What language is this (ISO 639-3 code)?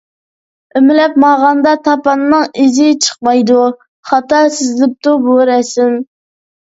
uig